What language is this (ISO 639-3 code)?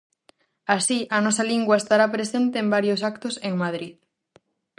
glg